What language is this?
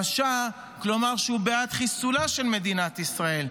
Hebrew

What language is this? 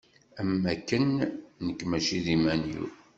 Kabyle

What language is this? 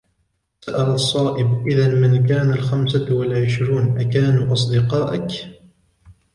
Arabic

